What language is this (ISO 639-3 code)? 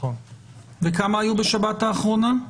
heb